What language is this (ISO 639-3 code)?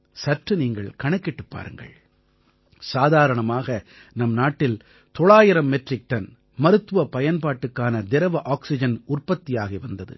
tam